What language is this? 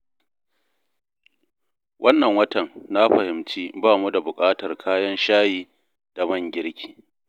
Hausa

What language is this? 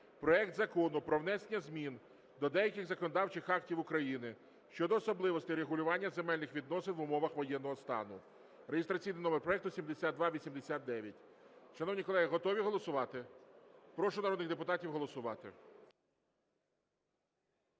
Ukrainian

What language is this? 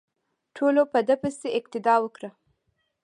Pashto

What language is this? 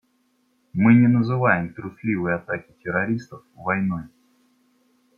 Russian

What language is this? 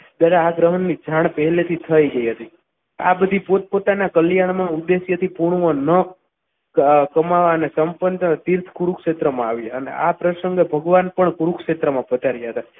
Gujarati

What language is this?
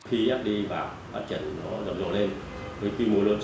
Vietnamese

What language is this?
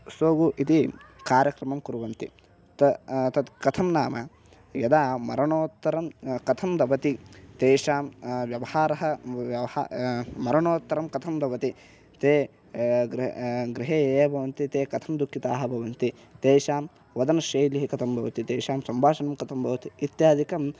Sanskrit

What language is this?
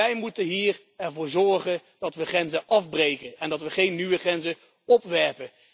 Dutch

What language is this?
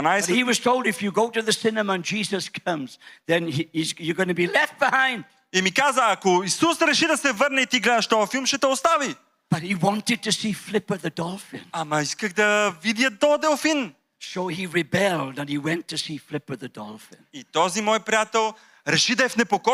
Bulgarian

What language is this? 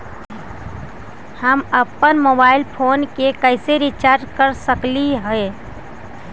Magahi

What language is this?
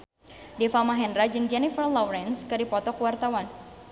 Sundanese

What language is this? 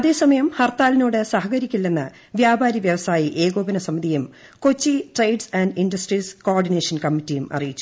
Malayalam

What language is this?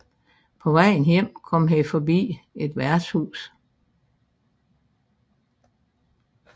Danish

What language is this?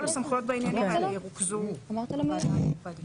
Hebrew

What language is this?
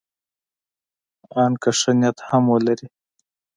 Pashto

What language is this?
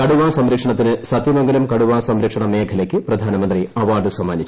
Malayalam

